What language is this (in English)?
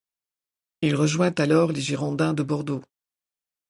French